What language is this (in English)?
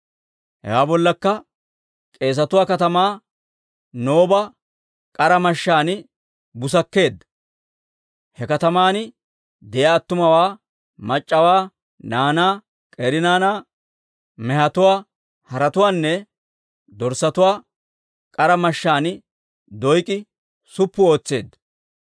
Dawro